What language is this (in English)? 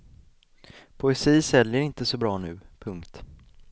Swedish